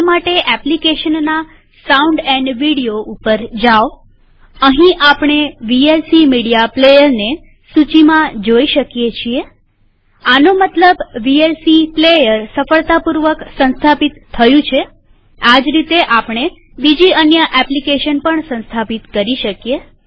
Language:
Gujarati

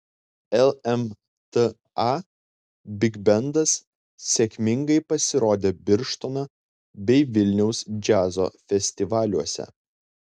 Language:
Lithuanian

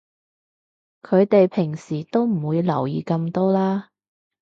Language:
Cantonese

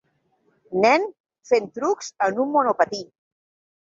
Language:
Catalan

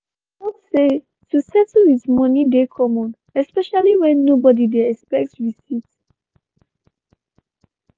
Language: Nigerian Pidgin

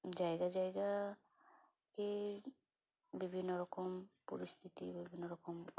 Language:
Santali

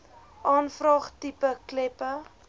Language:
Afrikaans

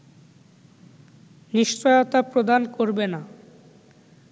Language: Bangla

